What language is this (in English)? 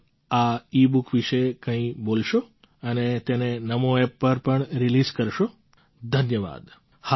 Gujarati